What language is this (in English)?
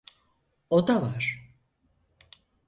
Turkish